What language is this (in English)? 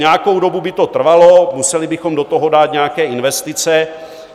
Czech